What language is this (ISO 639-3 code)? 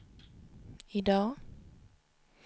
swe